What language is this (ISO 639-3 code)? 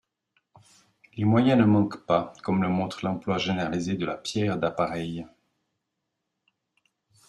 fra